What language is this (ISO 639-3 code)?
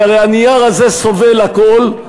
heb